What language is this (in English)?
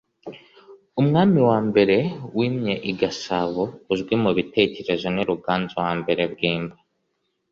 Kinyarwanda